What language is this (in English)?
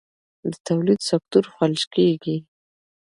Pashto